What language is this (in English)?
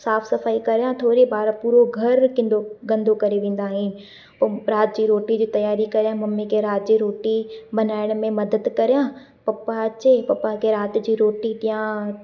Sindhi